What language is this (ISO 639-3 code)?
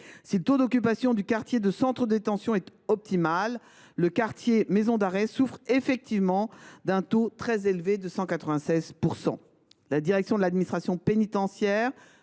fra